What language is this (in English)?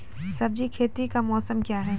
Maithili